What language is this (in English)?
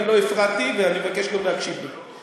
Hebrew